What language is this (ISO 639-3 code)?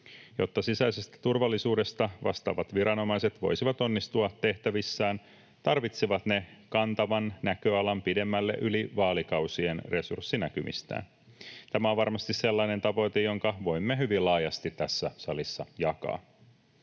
fin